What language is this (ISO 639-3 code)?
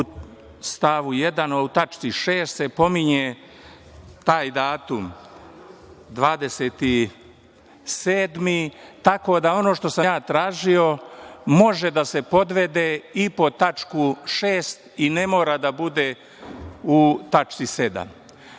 srp